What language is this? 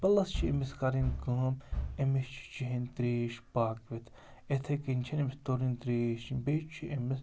Kashmiri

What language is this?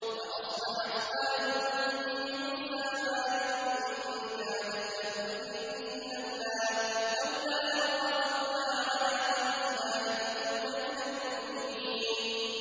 Arabic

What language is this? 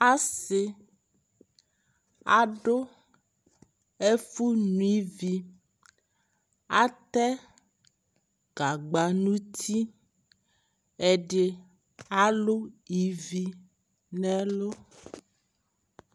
Ikposo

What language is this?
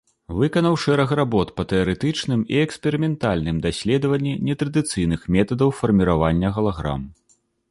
Belarusian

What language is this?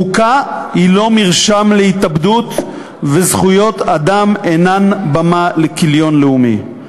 Hebrew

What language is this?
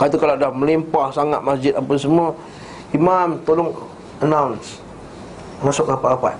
Malay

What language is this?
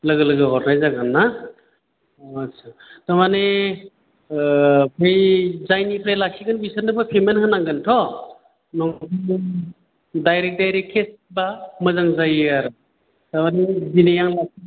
Bodo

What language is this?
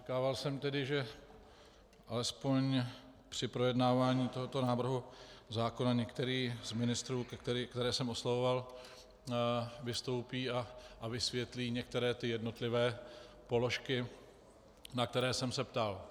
Czech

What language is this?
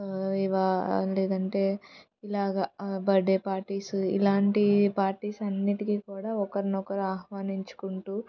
Telugu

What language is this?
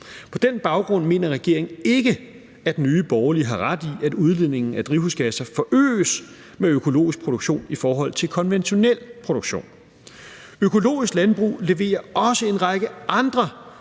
Danish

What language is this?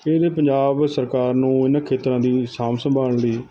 Punjabi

